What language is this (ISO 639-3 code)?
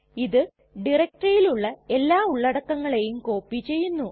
mal